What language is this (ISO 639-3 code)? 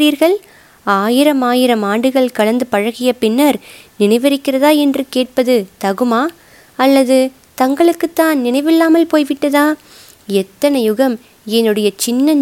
tam